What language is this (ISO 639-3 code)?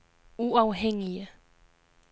dan